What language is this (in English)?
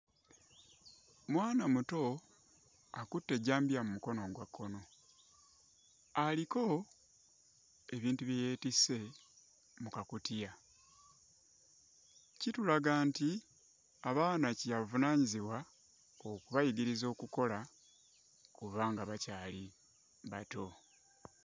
Ganda